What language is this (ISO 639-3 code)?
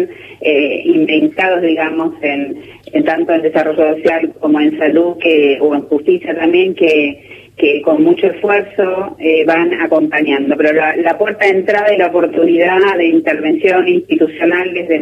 spa